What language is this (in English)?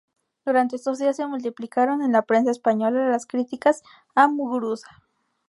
Spanish